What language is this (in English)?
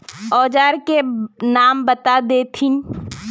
Magahi